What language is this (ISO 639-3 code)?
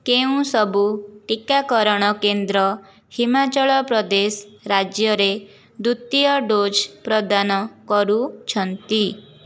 ori